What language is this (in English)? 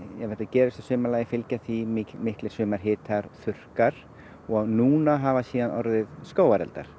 Icelandic